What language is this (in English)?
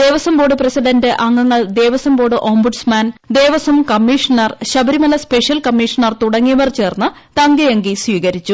Malayalam